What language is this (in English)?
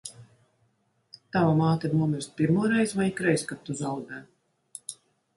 Latvian